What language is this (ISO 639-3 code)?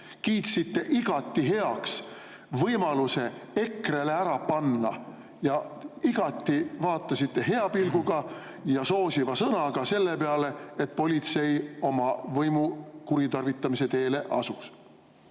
est